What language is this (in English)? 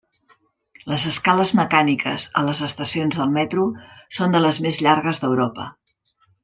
Catalan